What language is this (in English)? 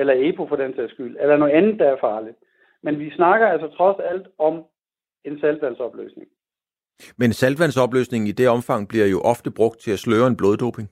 Danish